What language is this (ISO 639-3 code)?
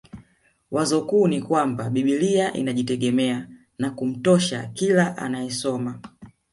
swa